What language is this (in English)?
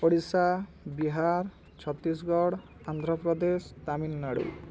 Odia